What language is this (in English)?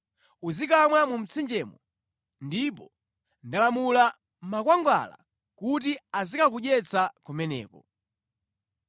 Nyanja